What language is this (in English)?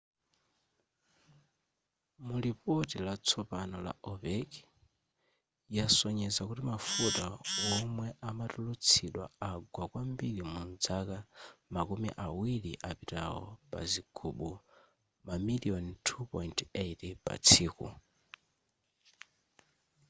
Nyanja